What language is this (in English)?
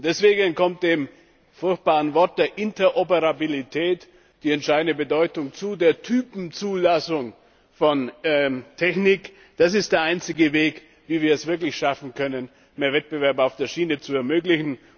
German